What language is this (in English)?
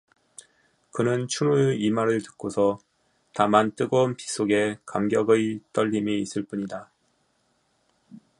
Korean